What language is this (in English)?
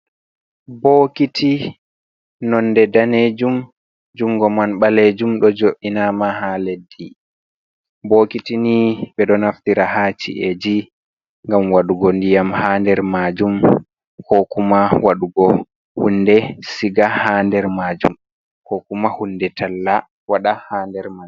Fula